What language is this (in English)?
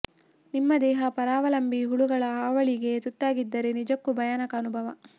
Kannada